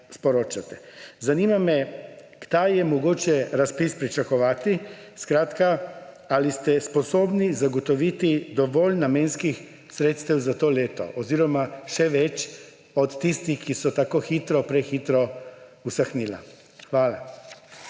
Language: Slovenian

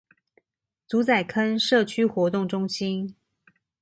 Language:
Chinese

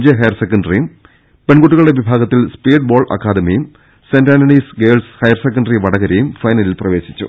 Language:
Malayalam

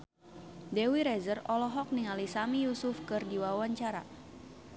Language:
Sundanese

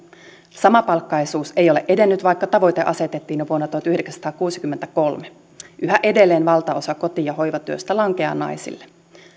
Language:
Finnish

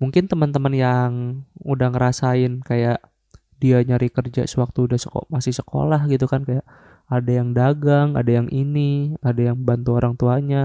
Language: Indonesian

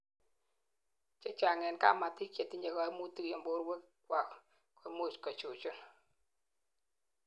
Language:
Kalenjin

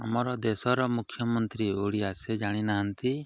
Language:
Odia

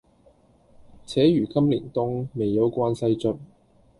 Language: Cantonese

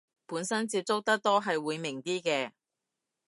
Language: Cantonese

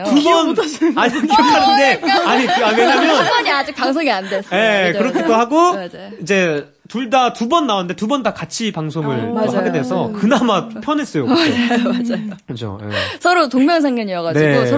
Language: Korean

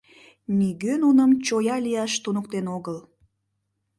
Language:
Mari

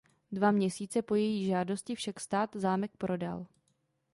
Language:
Czech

